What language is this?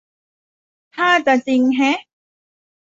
Thai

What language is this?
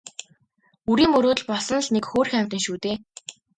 Mongolian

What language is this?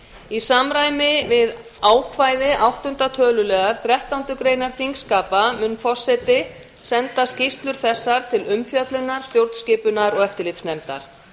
Icelandic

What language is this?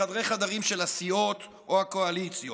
Hebrew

